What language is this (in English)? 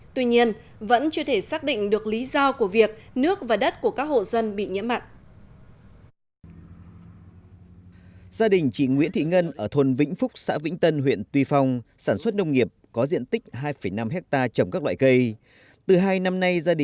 Vietnamese